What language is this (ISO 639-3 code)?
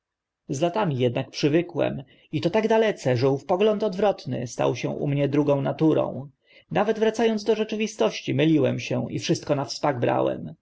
pol